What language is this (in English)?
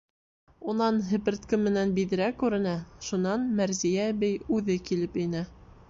Bashkir